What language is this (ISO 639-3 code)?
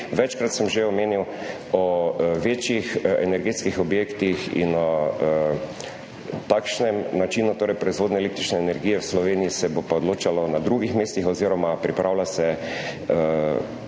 slv